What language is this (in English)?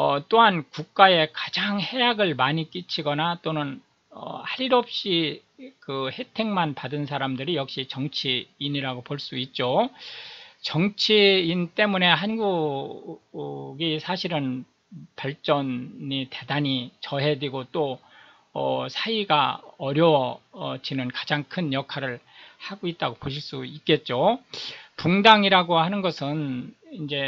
Korean